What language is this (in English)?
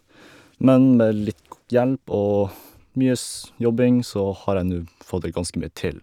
Norwegian